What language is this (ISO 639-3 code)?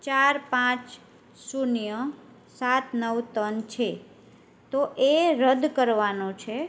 guj